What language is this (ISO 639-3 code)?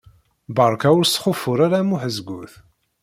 kab